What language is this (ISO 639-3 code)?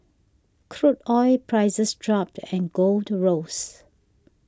eng